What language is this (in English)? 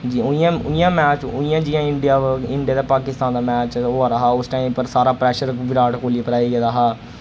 Dogri